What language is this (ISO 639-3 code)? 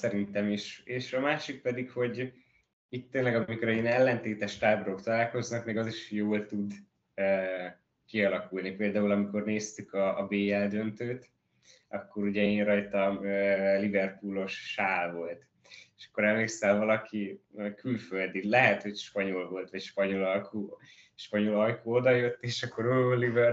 hun